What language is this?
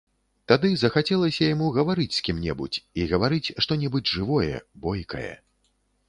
Belarusian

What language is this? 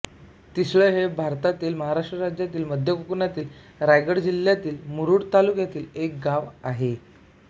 Marathi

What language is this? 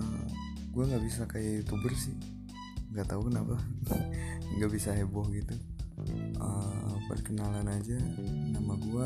Indonesian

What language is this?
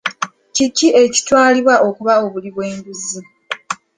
Ganda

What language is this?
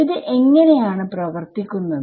Malayalam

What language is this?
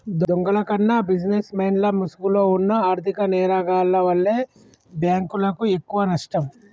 Telugu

